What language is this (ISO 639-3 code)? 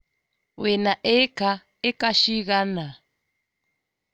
kik